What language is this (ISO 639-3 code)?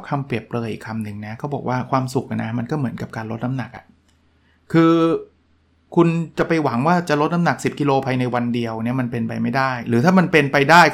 tha